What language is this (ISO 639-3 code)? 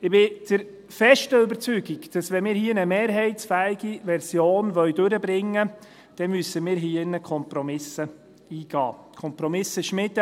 gsw